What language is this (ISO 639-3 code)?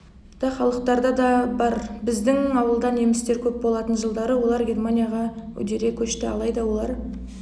kaz